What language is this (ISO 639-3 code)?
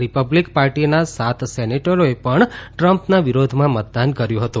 guj